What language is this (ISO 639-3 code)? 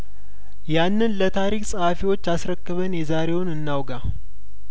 amh